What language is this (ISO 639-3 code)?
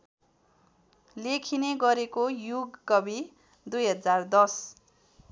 nep